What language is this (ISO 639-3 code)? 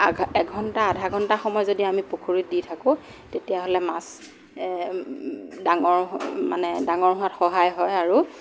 asm